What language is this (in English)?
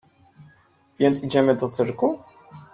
Polish